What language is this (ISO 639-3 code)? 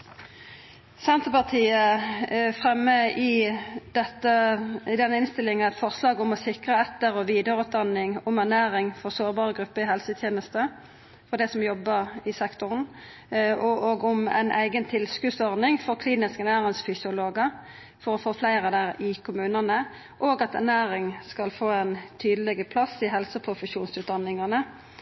nno